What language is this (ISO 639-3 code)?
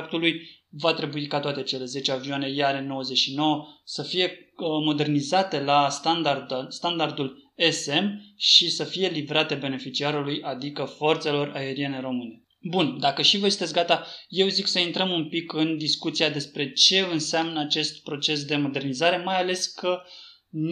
ron